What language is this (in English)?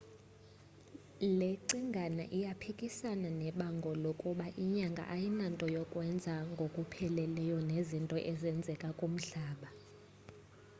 Xhosa